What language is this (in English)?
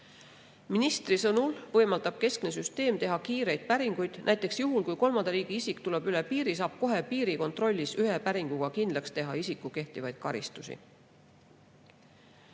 Estonian